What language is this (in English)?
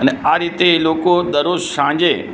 Gujarati